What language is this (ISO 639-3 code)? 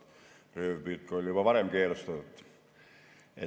est